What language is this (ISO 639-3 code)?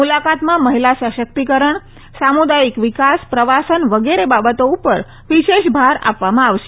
guj